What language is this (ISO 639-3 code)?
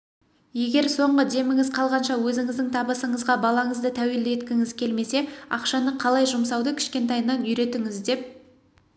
kaz